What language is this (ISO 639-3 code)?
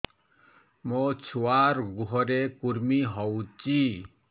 ori